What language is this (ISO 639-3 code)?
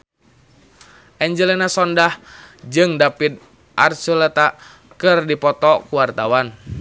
sun